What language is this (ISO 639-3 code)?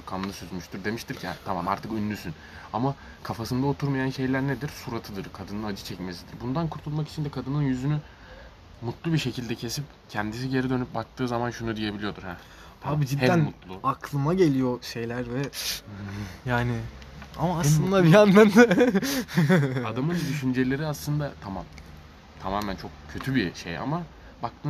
tur